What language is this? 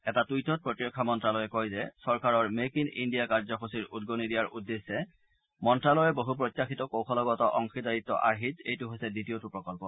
Assamese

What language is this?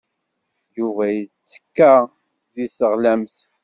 Kabyle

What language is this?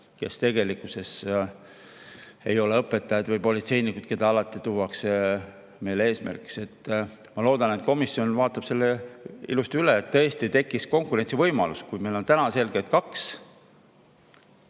Estonian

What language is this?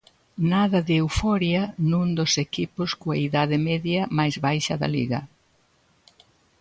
Galician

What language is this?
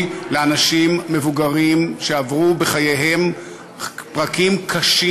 Hebrew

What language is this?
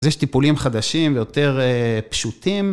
Hebrew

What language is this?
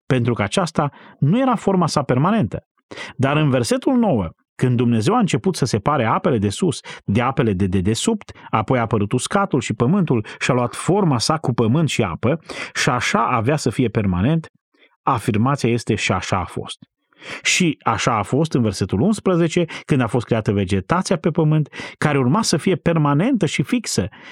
Romanian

